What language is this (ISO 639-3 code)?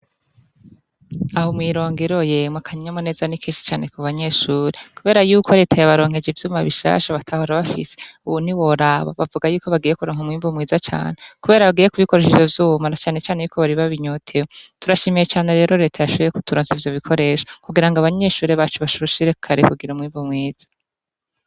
run